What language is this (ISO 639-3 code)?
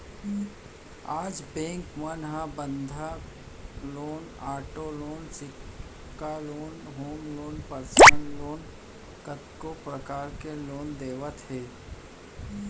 hne